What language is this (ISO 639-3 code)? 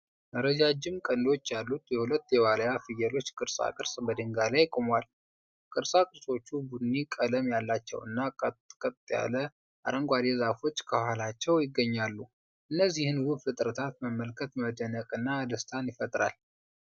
amh